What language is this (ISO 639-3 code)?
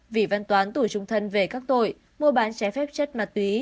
vie